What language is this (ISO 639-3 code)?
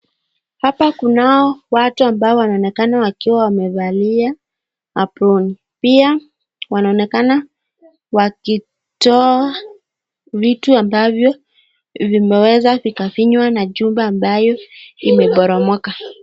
swa